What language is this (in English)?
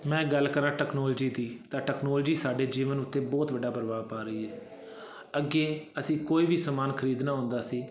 Punjabi